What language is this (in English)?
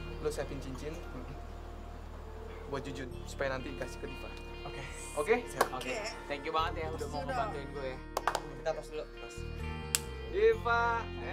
Indonesian